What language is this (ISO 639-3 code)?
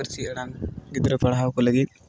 sat